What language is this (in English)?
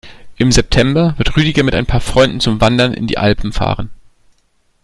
German